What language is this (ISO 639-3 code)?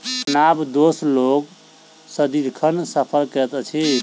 mai